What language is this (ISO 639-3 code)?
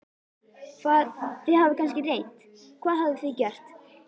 isl